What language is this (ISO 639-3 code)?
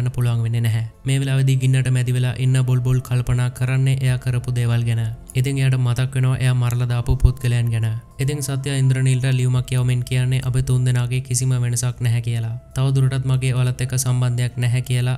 hin